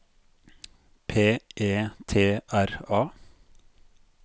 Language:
Norwegian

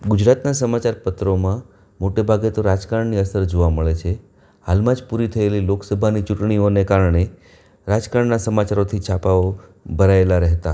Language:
Gujarati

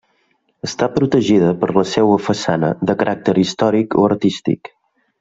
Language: Catalan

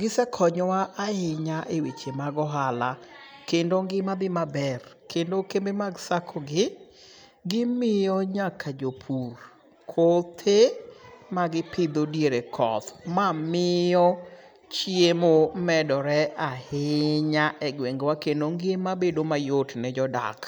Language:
Luo (Kenya and Tanzania)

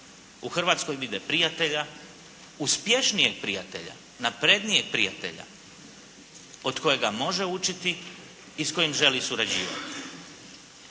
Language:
Croatian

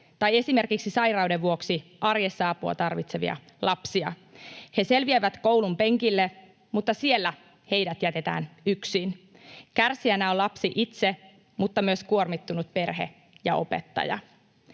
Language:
Finnish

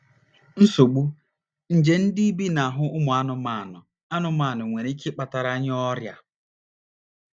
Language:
Igbo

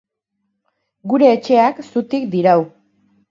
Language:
Basque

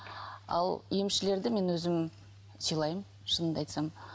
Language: Kazakh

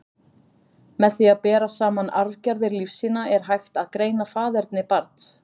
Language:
Icelandic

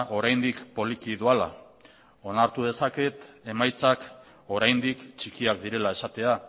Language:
Basque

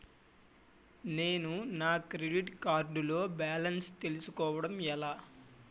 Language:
Telugu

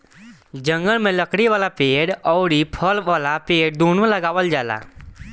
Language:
Bhojpuri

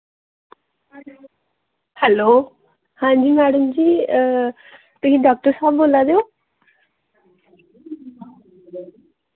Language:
Dogri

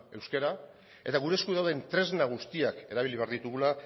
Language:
Basque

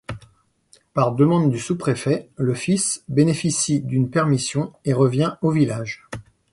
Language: French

